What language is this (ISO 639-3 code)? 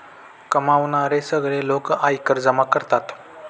mar